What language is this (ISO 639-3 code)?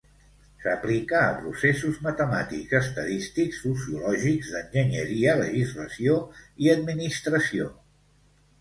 cat